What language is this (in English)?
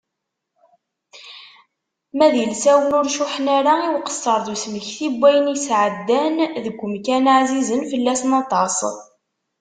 Kabyle